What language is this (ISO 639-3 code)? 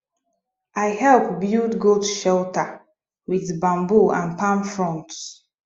pcm